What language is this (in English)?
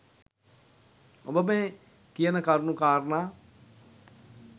Sinhala